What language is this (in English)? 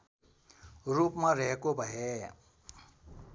Nepali